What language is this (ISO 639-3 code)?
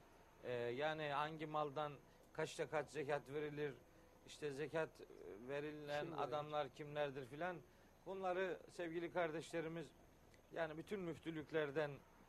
tur